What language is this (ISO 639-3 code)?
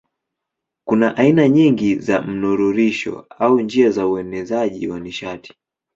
swa